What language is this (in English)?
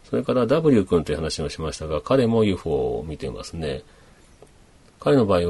Japanese